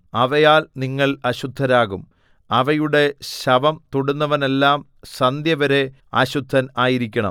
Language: Malayalam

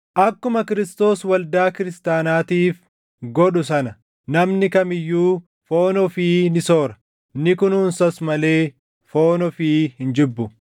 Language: Oromo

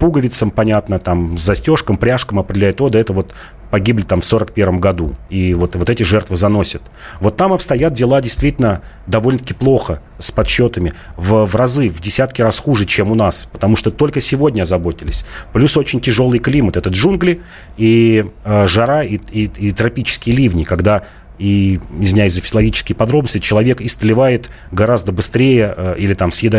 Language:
Russian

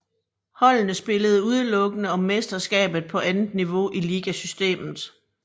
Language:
Danish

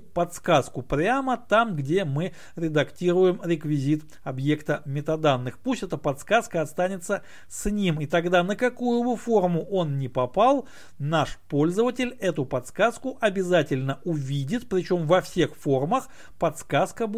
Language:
Russian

